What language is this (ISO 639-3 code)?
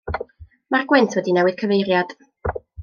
cym